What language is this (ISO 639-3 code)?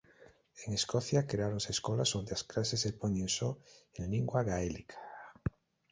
glg